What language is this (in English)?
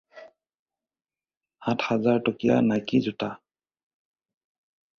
Assamese